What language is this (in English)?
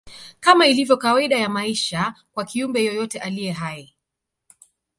Swahili